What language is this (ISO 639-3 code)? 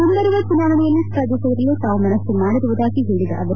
kan